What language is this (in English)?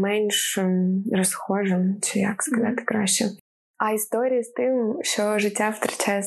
Ukrainian